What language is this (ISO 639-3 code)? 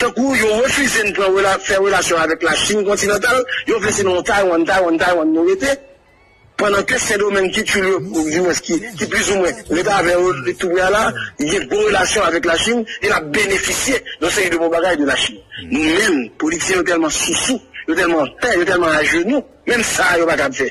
fra